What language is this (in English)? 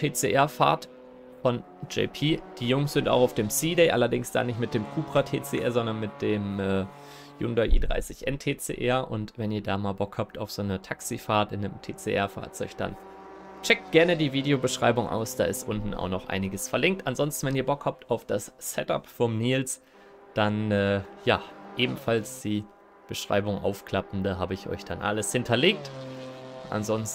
German